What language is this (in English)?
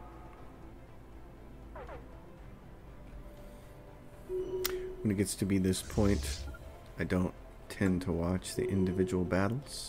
English